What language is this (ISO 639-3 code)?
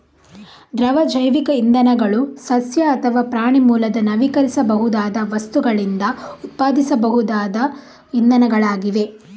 kan